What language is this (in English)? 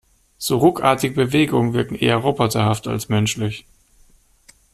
German